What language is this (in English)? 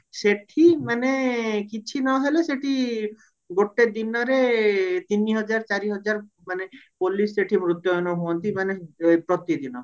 Odia